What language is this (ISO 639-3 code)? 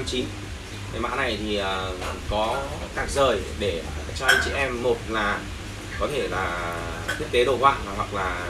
vie